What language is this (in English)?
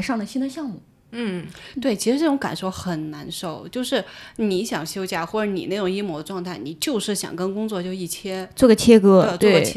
Chinese